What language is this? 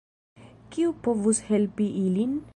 Esperanto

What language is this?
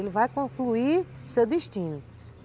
Portuguese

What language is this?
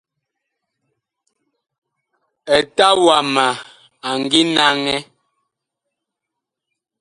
Bakoko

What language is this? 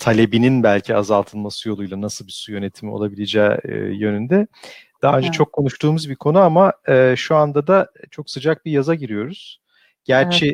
Turkish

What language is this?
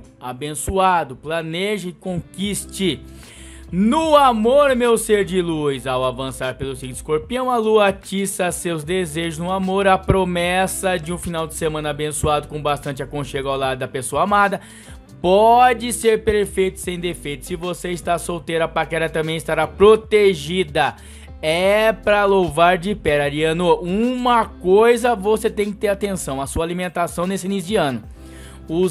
Portuguese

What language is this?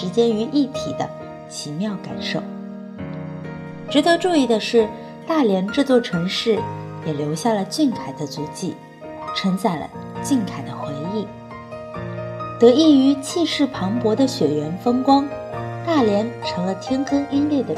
Chinese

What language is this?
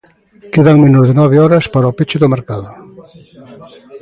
Galician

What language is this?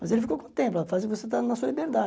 Portuguese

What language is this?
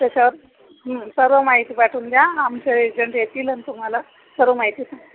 Marathi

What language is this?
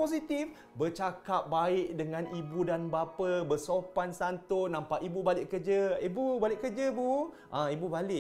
Malay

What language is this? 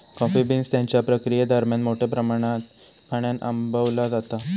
Marathi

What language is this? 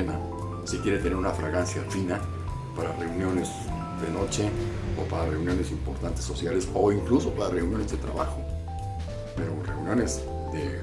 Spanish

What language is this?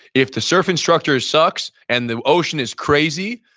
English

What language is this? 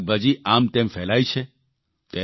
Gujarati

